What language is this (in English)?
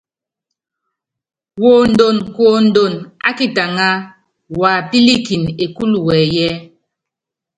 Yangben